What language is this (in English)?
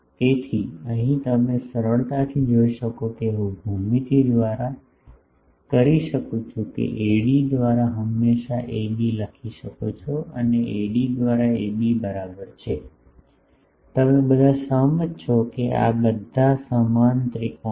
Gujarati